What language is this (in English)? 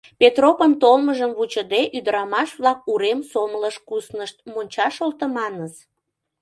Mari